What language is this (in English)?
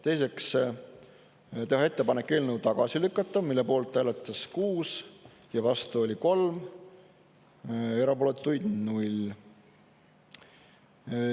Estonian